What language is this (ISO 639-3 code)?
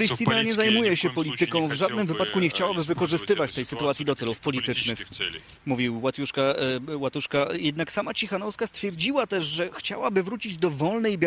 pol